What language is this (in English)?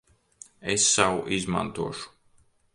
Latvian